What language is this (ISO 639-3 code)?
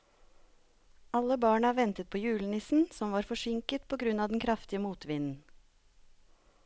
nor